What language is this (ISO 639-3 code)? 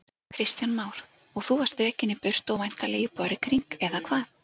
isl